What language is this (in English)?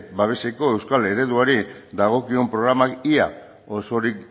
Basque